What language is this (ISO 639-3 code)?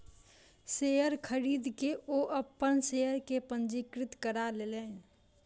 mai